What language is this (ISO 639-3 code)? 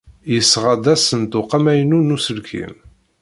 kab